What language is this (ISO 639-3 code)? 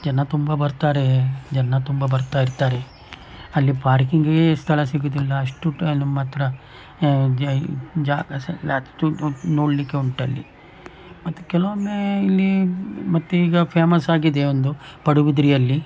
kan